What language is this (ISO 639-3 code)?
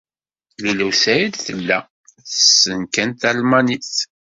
kab